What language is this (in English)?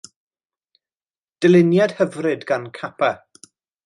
Welsh